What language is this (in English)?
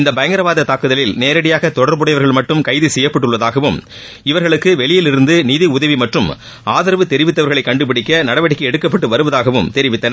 Tamil